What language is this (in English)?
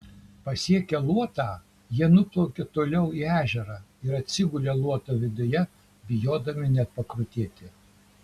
Lithuanian